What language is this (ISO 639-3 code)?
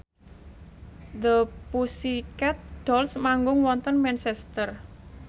jav